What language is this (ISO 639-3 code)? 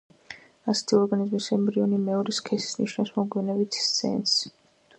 kat